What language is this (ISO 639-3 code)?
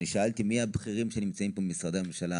heb